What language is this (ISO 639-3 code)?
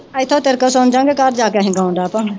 pan